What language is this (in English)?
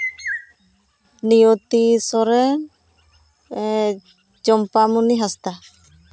Santali